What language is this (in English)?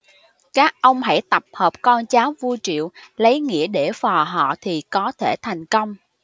Vietnamese